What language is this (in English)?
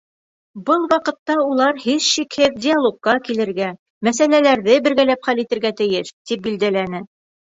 Bashkir